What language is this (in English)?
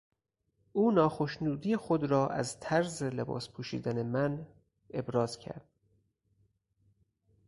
Persian